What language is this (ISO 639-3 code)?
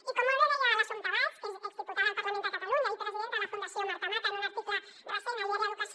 cat